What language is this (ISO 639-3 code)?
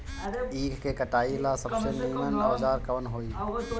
bho